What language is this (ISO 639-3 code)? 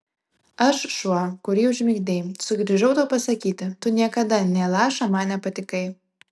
lit